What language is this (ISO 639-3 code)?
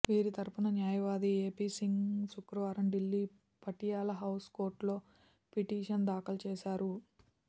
tel